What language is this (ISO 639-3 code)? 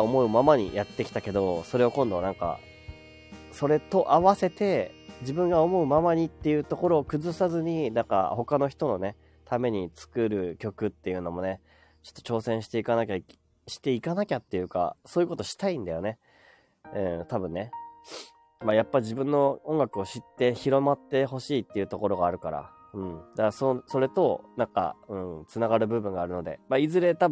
jpn